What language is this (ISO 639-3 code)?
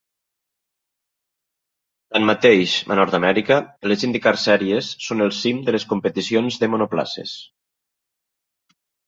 cat